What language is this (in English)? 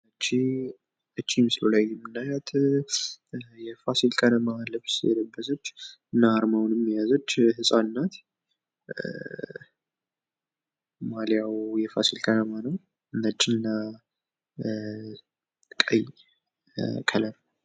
Amharic